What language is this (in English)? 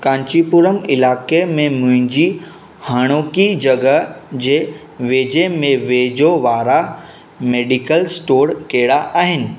Sindhi